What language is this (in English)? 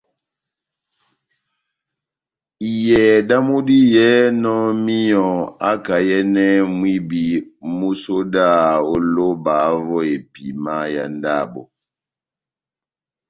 Batanga